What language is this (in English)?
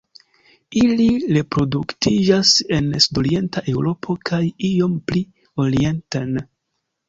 Esperanto